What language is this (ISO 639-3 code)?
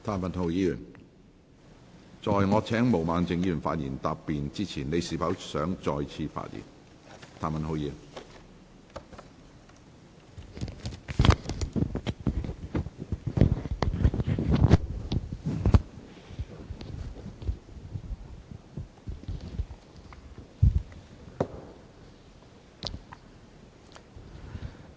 yue